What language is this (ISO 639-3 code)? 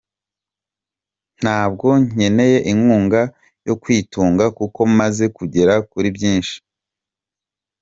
kin